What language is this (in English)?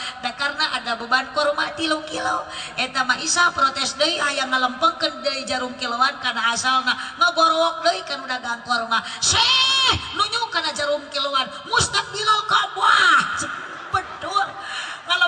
Indonesian